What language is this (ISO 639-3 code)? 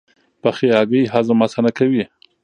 pus